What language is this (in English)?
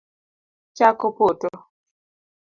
Luo (Kenya and Tanzania)